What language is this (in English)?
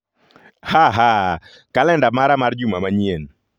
Luo (Kenya and Tanzania)